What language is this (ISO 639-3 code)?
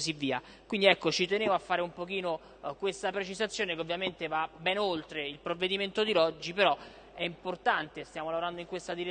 ita